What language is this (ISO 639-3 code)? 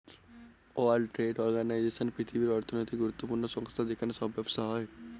ben